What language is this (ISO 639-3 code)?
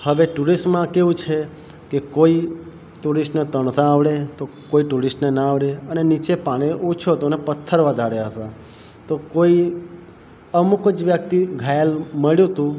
guj